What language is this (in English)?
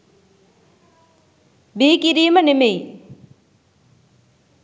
Sinhala